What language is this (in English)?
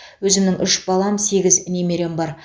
Kazakh